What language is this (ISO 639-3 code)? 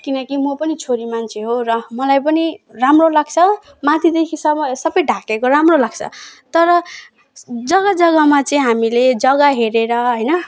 nep